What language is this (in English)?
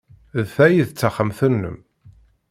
Kabyle